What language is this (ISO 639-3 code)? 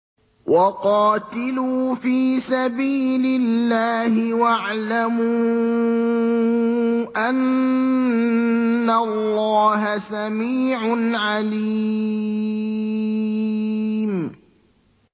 ara